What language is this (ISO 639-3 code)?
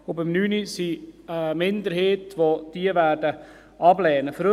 gsw